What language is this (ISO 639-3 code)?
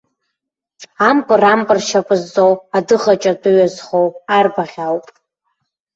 abk